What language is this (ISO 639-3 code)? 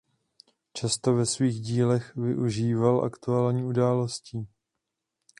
ces